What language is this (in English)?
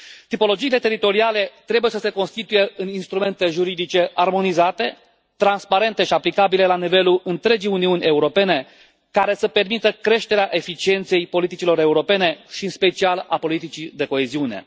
Romanian